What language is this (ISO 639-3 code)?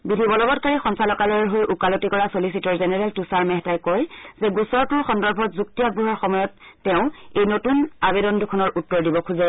asm